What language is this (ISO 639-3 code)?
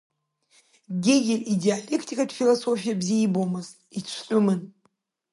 abk